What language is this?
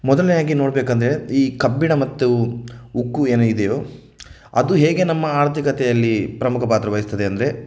Kannada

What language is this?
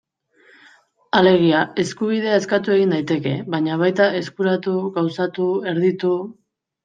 Basque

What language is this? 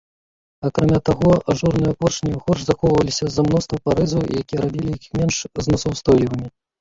Belarusian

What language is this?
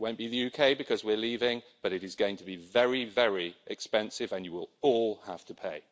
English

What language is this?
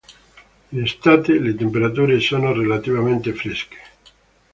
Italian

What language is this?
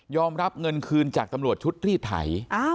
Thai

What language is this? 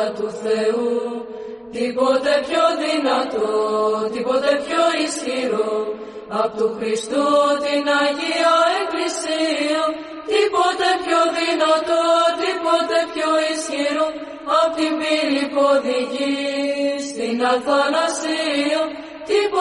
Greek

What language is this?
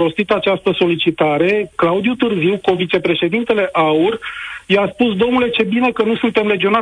Romanian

